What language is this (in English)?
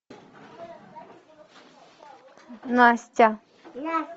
Russian